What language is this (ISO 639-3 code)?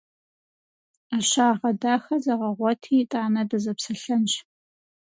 kbd